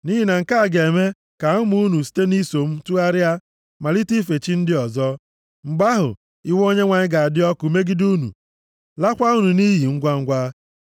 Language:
Igbo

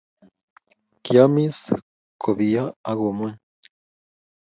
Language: Kalenjin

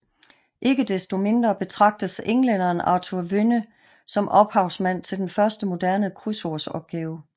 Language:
Danish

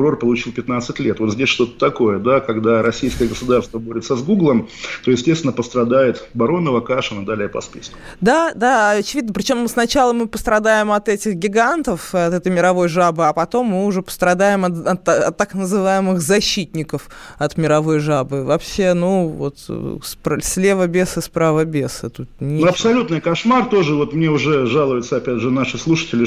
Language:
Russian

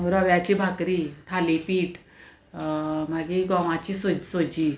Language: Konkani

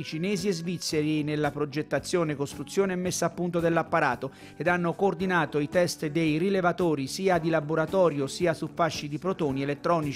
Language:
Italian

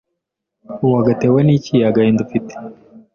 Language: Kinyarwanda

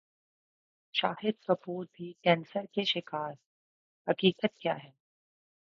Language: Urdu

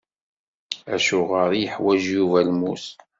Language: Kabyle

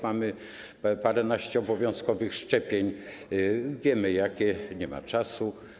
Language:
Polish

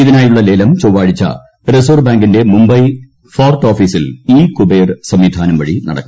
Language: Malayalam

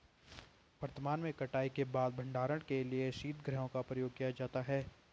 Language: Hindi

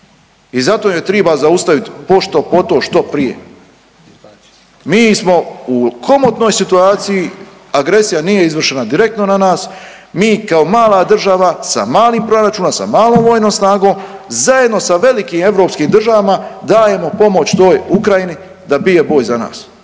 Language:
Croatian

